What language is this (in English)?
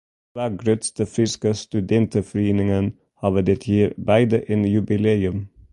Western Frisian